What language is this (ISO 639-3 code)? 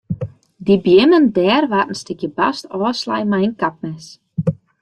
fry